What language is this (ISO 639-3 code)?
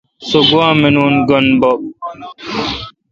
xka